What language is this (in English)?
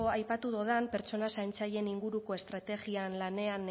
Basque